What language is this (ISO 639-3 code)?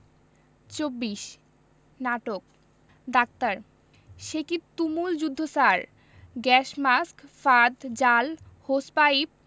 ben